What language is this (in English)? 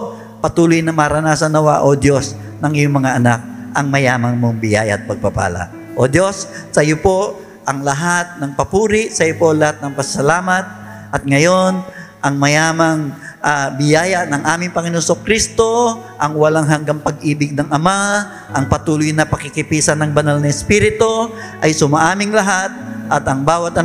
Filipino